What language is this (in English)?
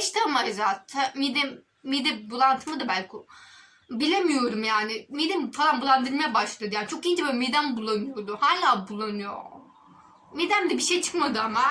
Turkish